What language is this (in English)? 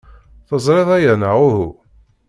Kabyle